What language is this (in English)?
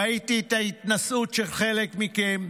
Hebrew